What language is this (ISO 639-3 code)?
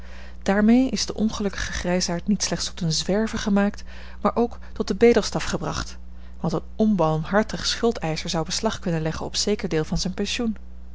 nld